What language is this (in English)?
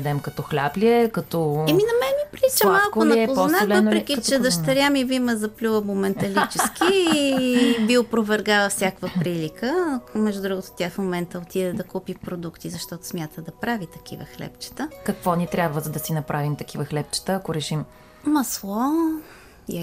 Bulgarian